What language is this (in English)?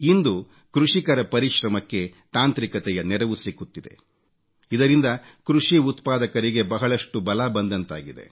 Kannada